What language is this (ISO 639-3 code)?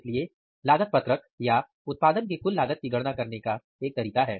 hin